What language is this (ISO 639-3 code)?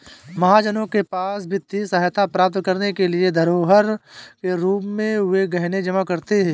hin